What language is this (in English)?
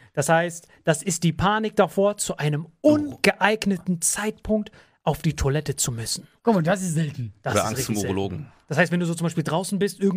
German